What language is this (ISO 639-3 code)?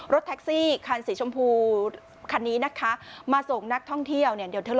tha